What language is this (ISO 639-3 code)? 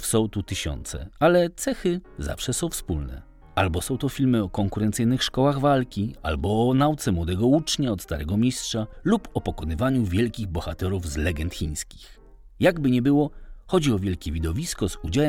pol